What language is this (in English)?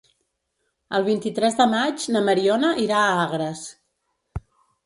Catalan